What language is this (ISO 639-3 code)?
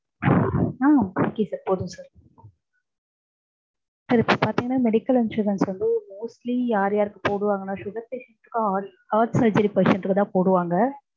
tam